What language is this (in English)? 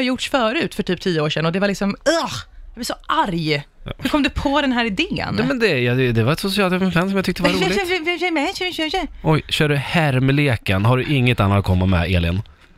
Swedish